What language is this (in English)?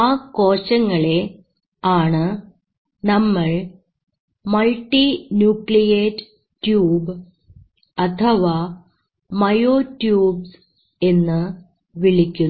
Malayalam